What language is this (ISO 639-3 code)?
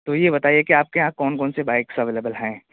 urd